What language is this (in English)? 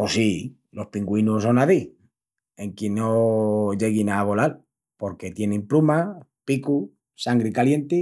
Extremaduran